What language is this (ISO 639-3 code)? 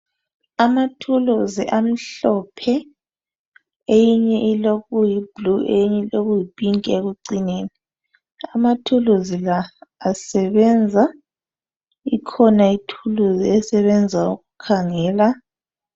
nde